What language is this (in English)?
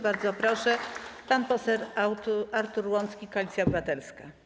Polish